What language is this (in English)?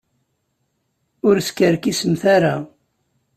Kabyle